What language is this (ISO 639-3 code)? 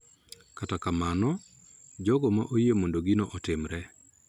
luo